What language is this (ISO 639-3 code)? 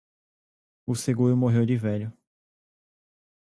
por